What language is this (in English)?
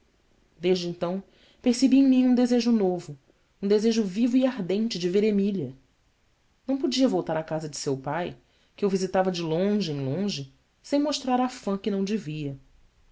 Portuguese